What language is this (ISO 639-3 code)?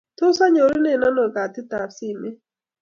kln